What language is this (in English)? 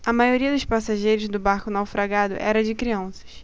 Portuguese